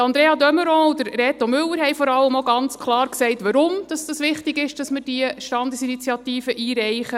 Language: Swiss German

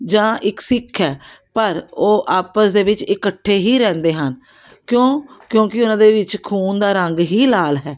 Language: Punjabi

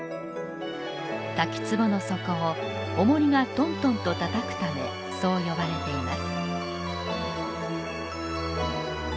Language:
Japanese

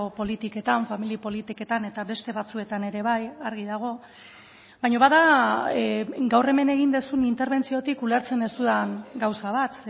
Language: Basque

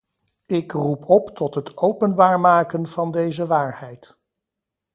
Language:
Dutch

